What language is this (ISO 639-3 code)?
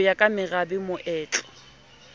sot